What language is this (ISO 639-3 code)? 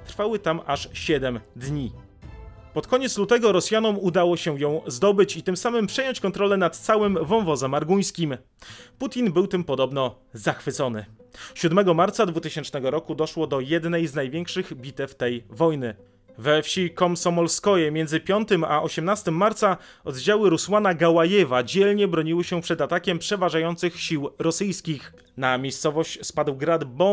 pol